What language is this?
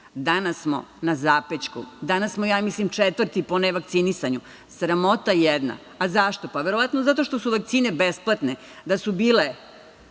Serbian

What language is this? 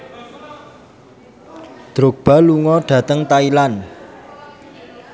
Javanese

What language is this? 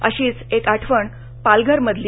Marathi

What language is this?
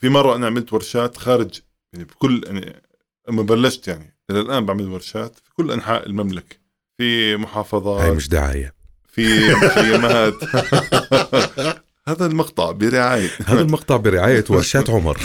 Arabic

